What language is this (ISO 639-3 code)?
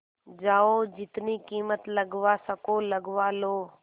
hin